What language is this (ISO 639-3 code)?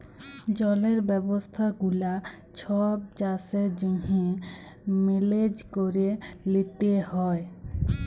ben